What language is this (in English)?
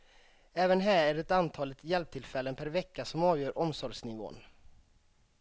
Swedish